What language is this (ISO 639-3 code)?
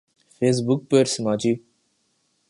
urd